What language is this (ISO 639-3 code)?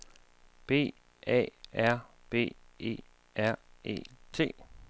dan